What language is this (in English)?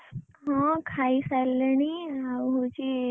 Odia